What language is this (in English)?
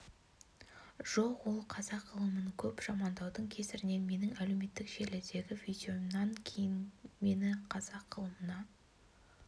Kazakh